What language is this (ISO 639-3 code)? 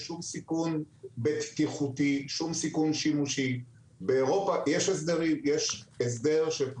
heb